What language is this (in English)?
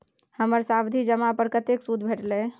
Maithili